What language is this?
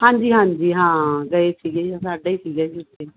Punjabi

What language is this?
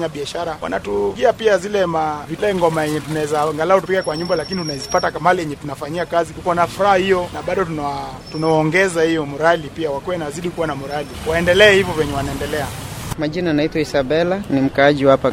Swahili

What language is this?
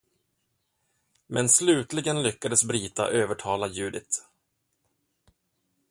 Swedish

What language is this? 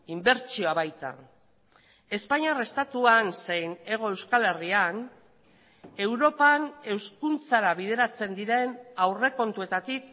Basque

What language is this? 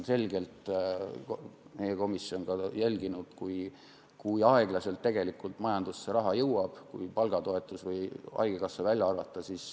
Estonian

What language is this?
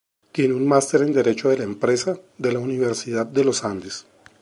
Spanish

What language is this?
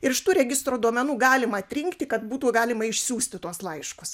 Lithuanian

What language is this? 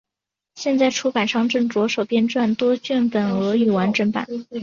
Chinese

